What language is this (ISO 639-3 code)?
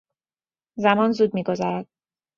fas